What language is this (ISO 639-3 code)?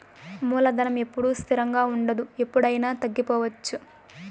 tel